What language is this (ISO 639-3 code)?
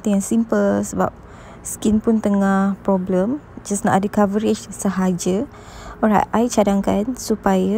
msa